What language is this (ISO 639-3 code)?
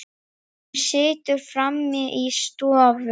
isl